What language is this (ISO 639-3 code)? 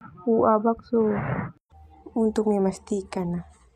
twu